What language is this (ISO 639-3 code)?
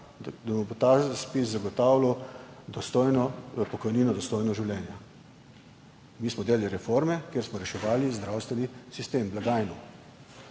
slv